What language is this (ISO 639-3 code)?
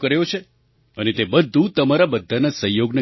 guj